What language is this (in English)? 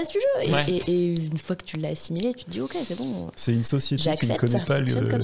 French